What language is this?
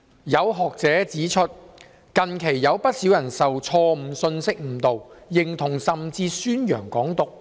Cantonese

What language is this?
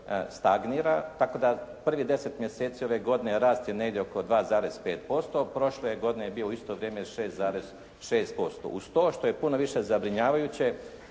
Croatian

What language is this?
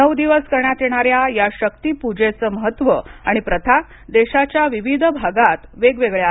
Marathi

